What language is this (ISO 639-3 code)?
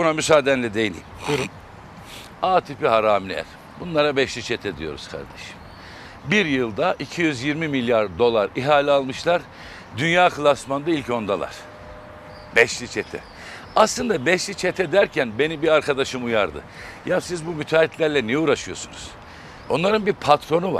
tur